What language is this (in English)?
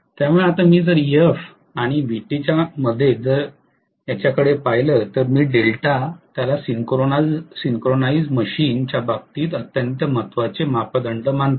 Marathi